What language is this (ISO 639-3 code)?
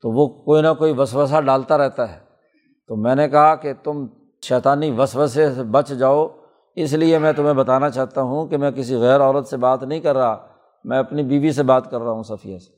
urd